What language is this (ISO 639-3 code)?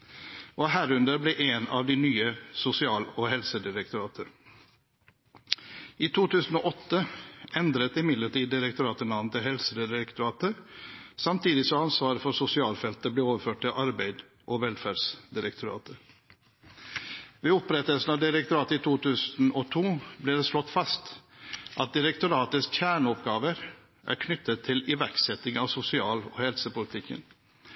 nob